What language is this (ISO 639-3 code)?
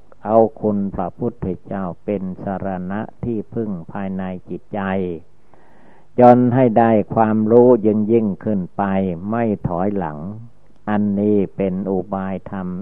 tha